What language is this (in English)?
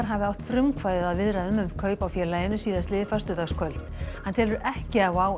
Icelandic